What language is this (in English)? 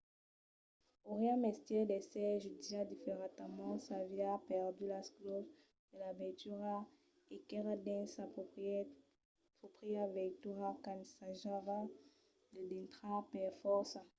Occitan